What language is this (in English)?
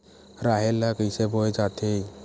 Chhattisgarhi